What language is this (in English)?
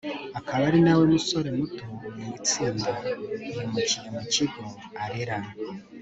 Kinyarwanda